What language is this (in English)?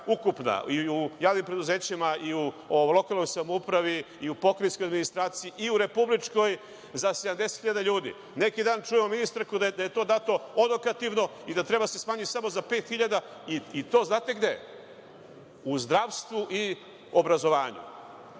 Serbian